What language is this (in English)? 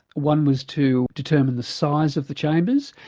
English